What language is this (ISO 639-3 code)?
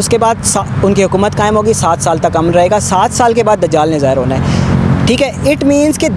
ind